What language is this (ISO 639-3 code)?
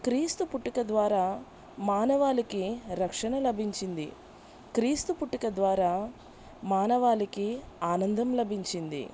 tel